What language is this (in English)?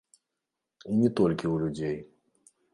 Belarusian